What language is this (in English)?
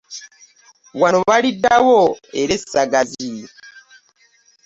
Ganda